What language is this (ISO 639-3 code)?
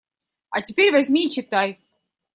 rus